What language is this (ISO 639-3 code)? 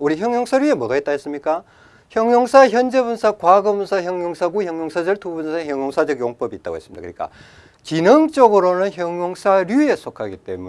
kor